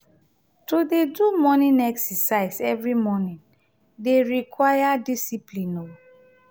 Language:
Nigerian Pidgin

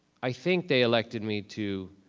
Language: English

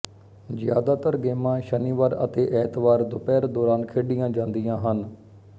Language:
Punjabi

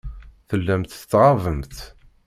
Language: Kabyle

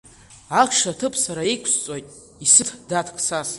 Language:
Abkhazian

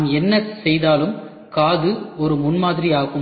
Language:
Tamil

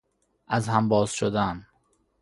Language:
Persian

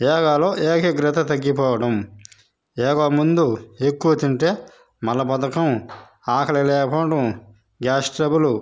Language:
Telugu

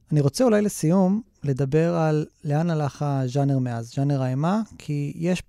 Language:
Hebrew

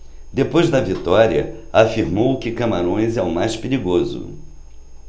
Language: Portuguese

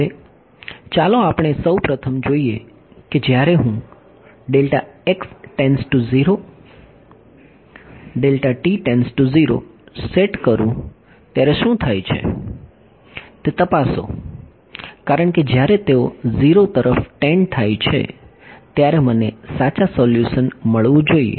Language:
Gujarati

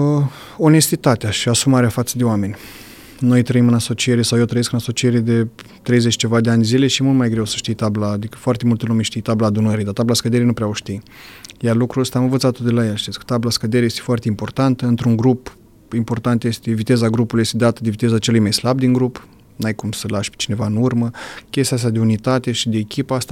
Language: Romanian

